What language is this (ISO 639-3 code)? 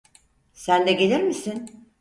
tur